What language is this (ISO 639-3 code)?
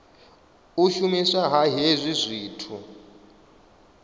ven